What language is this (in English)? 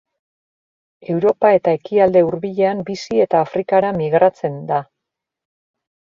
Basque